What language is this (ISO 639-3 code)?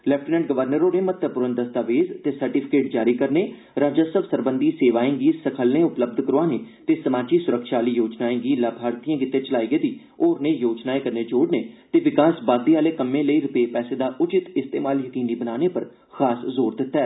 doi